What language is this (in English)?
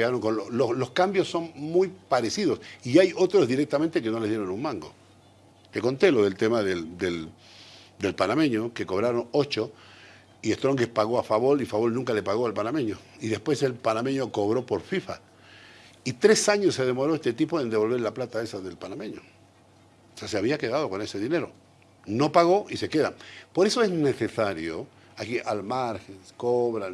Spanish